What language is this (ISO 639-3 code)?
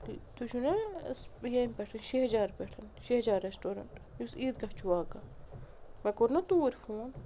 kas